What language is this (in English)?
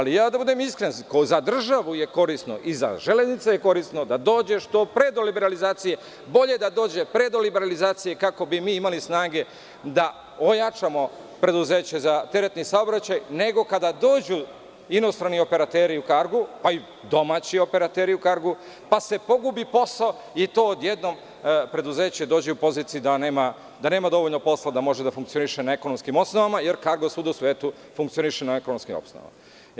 Serbian